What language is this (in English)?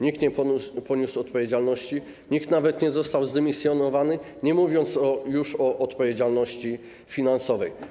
Polish